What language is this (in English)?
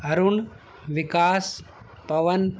Urdu